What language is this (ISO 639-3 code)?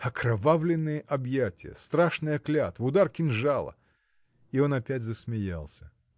rus